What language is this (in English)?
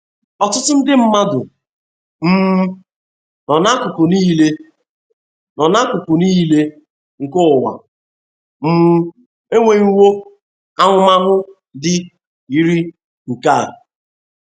Igbo